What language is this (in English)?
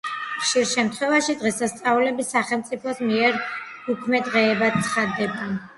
Georgian